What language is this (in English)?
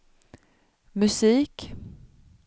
Swedish